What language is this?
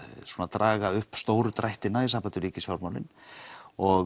Icelandic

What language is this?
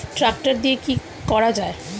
Bangla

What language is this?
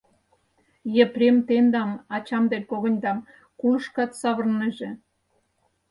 Mari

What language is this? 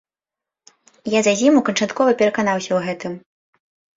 Belarusian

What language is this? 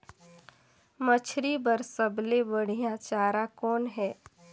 Chhattisgarhi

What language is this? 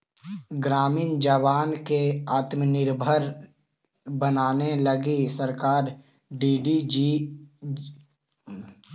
Magahi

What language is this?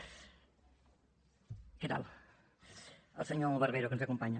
Catalan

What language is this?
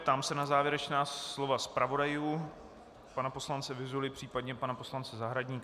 Czech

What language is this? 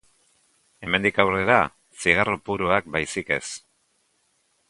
Basque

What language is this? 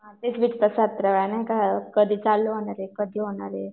Marathi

